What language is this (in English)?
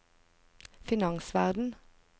Norwegian